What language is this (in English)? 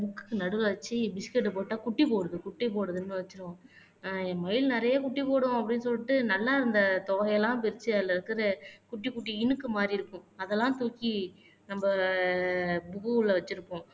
Tamil